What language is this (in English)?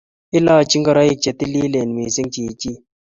Kalenjin